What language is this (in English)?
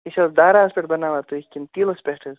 Kashmiri